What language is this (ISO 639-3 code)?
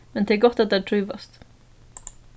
fao